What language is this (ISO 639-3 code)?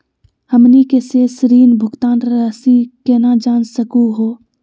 mag